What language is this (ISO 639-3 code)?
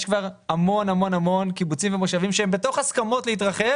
heb